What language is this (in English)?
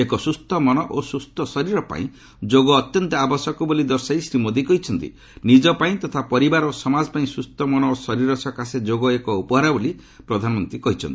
Odia